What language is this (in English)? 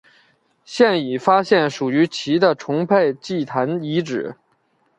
Chinese